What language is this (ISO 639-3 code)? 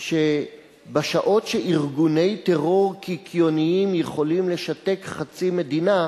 heb